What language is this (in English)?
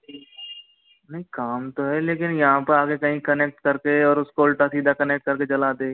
Hindi